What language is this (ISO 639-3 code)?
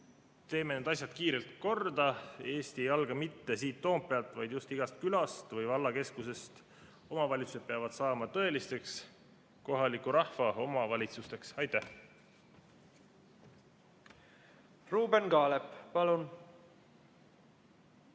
est